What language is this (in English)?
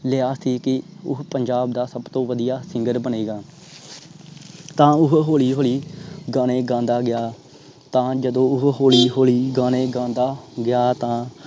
Punjabi